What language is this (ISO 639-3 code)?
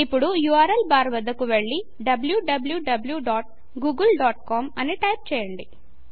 tel